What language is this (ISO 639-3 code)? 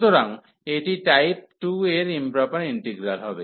ben